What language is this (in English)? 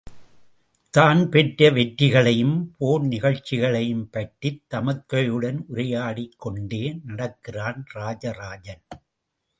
Tamil